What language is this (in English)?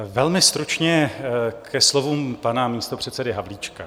Czech